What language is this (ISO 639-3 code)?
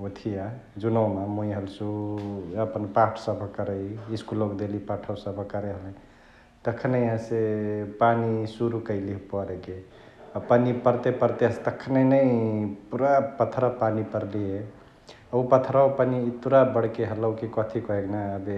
the